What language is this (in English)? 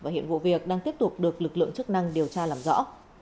Vietnamese